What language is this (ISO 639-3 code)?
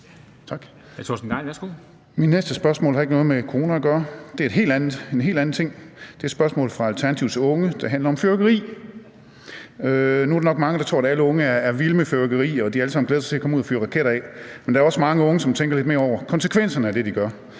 dan